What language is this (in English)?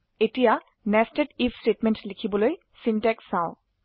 Assamese